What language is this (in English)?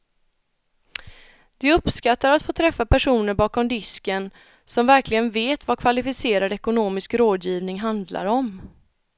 Swedish